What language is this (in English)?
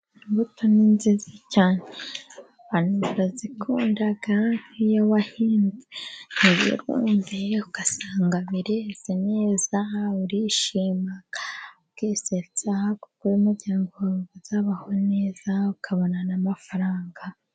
Kinyarwanda